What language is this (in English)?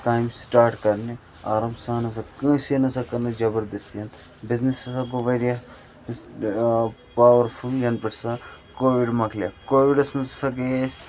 Kashmiri